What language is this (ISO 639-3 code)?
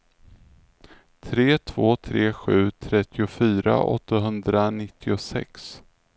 swe